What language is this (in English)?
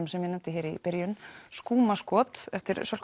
Icelandic